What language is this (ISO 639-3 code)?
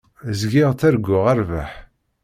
kab